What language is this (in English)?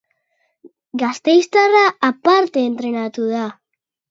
Basque